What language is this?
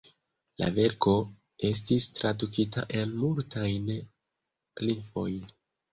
Esperanto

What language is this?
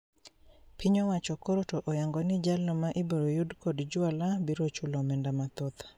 Luo (Kenya and Tanzania)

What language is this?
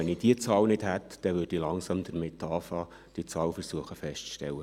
Swiss German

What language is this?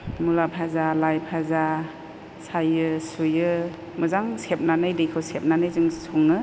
Bodo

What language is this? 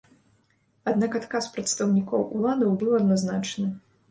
Belarusian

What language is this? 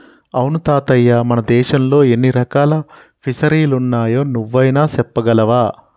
Telugu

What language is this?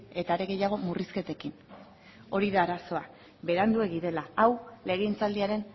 Basque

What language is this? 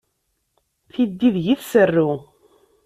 Kabyle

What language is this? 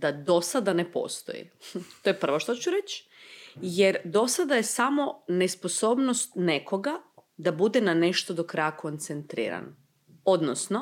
Croatian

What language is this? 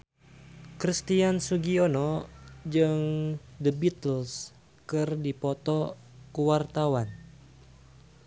Sundanese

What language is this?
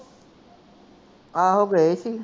Punjabi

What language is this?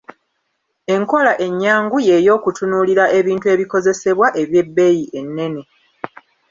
Ganda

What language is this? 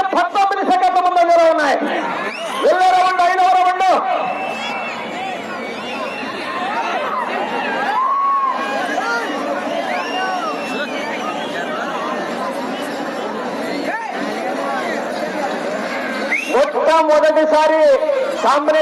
Telugu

